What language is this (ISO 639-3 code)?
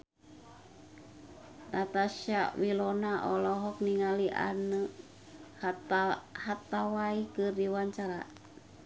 sun